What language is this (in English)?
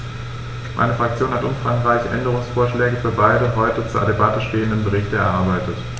German